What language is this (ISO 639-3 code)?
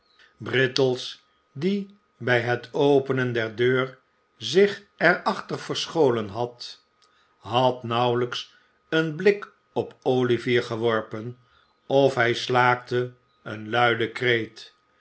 nld